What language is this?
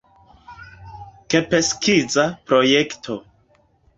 Esperanto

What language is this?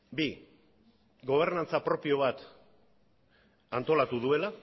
Basque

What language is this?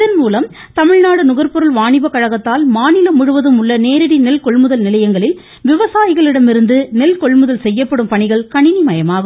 Tamil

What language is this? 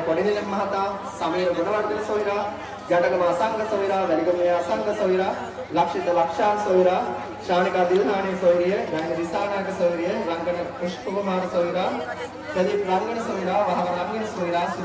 Sinhala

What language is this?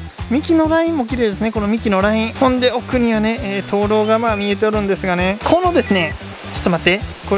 Japanese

